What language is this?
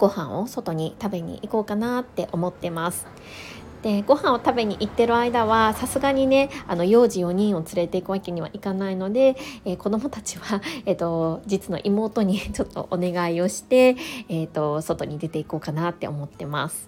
Japanese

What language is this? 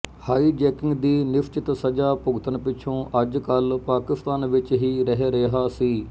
Punjabi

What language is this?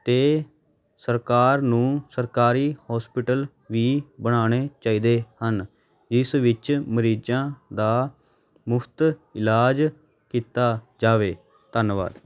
Punjabi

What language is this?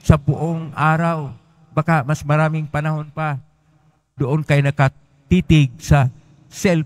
Filipino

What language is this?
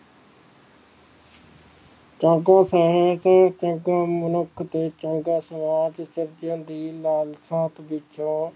Punjabi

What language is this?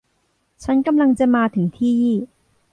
Thai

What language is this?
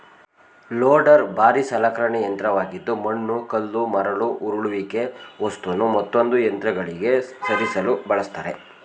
Kannada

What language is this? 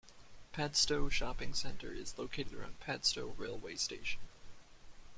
English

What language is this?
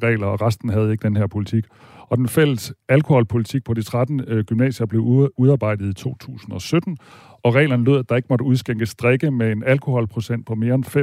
Danish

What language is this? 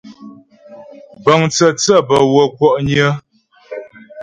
Ghomala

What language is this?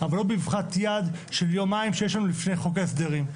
Hebrew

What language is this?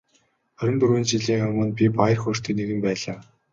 Mongolian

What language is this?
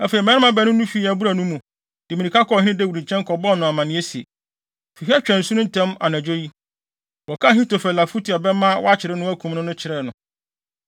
Akan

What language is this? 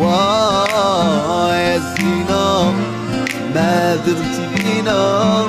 Arabic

